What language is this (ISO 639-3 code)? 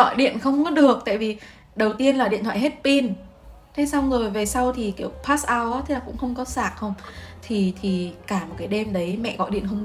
vie